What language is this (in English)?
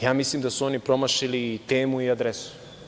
Serbian